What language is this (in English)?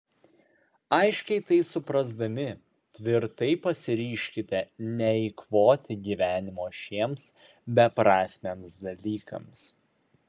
Lithuanian